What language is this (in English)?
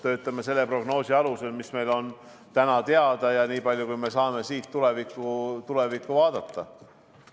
Estonian